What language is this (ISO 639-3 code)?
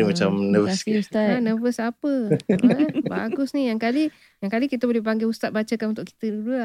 msa